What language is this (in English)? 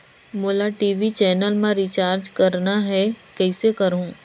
Chhattisgarhi